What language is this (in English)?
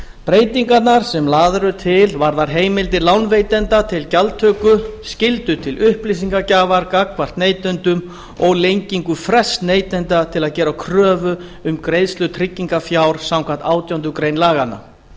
Icelandic